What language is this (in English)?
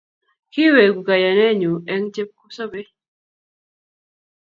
Kalenjin